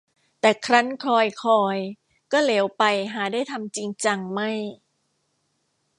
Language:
Thai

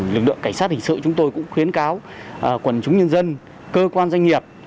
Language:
Vietnamese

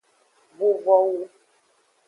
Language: Aja (Benin)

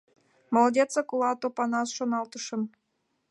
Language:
Mari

